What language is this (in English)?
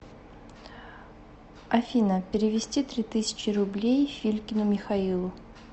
Russian